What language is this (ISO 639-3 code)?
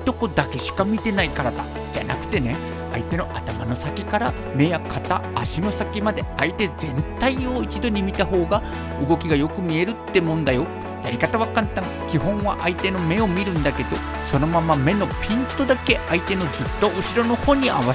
jpn